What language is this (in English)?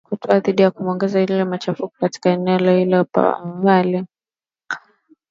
Swahili